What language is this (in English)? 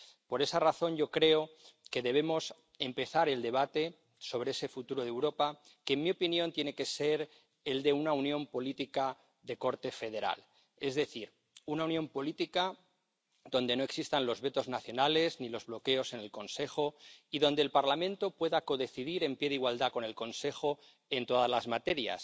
Spanish